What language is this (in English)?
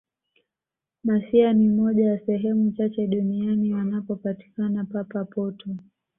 Swahili